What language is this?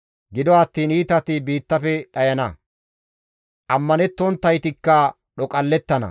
Gamo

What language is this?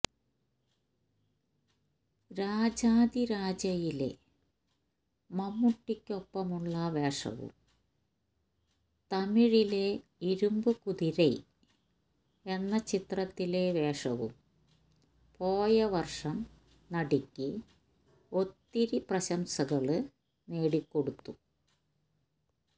Malayalam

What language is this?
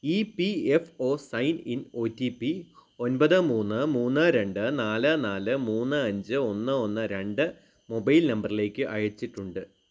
Malayalam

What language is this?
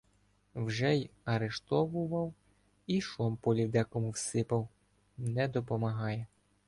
Ukrainian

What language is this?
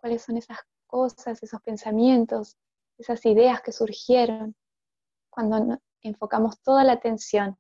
Spanish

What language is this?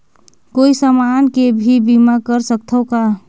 Chhattisgarhi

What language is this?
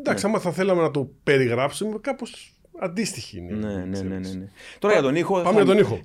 Greek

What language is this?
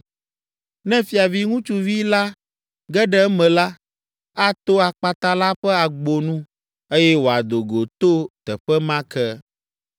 Ewe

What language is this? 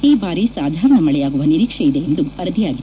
Kannada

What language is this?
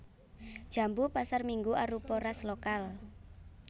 Javanese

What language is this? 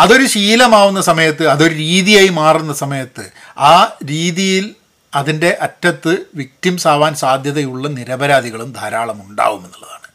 Malayalam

